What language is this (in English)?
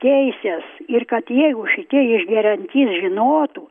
Lithuanian